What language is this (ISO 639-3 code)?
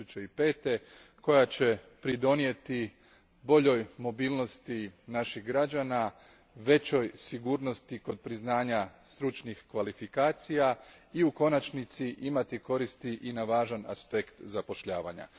hrv